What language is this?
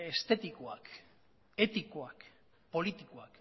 Basque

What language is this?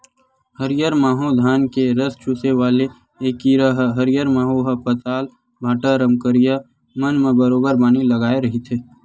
Chhattisgarhi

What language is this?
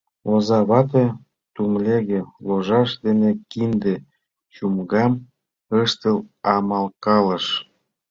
Mari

